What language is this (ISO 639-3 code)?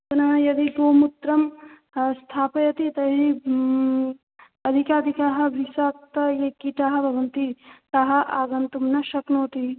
san